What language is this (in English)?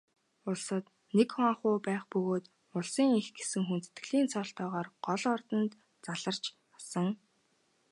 Mongolian